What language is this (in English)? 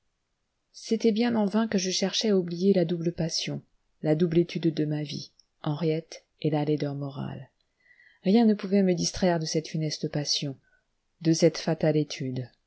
French